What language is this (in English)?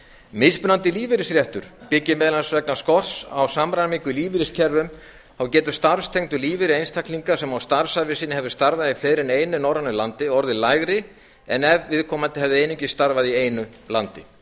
Icelandic